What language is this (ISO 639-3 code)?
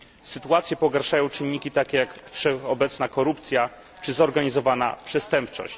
pol